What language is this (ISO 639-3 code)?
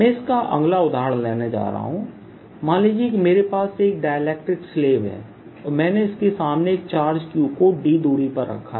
hin